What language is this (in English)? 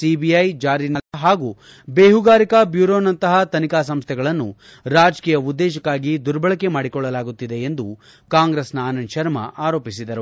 Kannada